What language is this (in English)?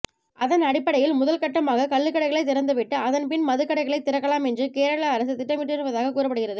Tamil